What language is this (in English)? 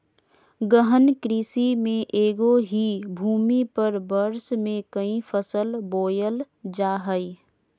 Magahi